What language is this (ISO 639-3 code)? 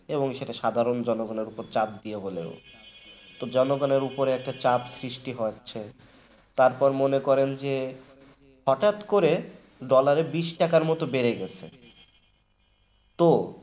ben